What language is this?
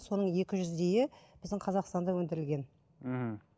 Kazakh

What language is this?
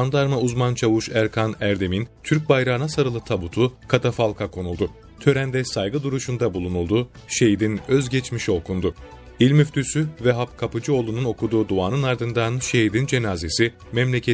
Turkish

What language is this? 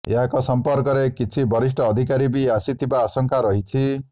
Odia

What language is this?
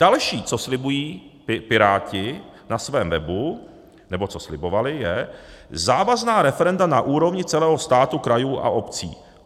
Czech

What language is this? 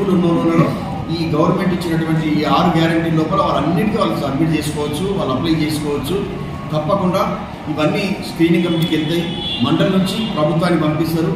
Telugu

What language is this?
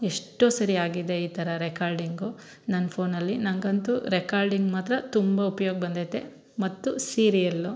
Kannada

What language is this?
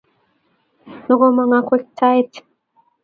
Kalenjin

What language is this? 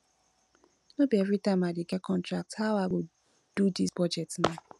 Nigerian Pidgin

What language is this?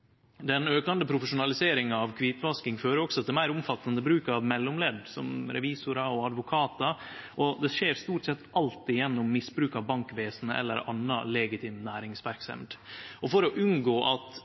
Norwegian Nynorsk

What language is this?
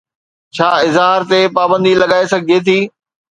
Sindhi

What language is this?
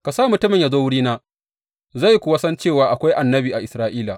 Hausa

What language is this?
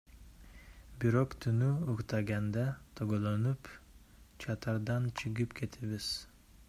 Kyrgyz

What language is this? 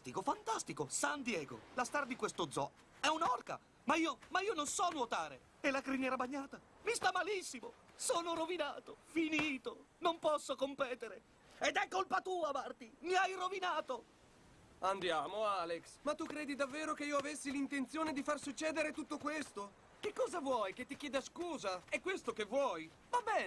Italian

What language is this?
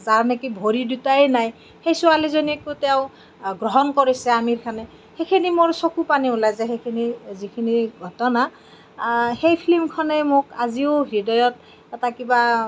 Assamese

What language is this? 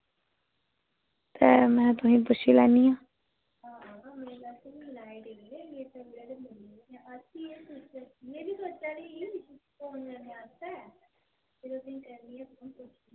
Dogri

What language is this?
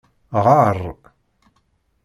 Kabyle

